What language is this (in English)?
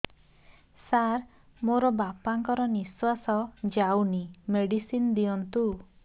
Odia